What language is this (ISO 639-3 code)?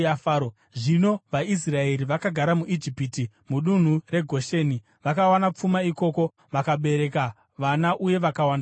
sna